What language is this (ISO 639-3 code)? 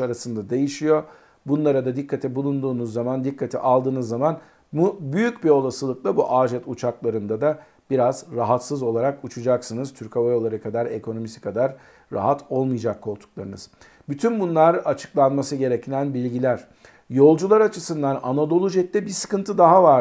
tur